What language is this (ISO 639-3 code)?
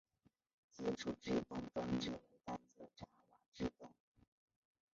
zho